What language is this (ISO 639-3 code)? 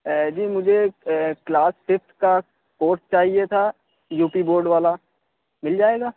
urd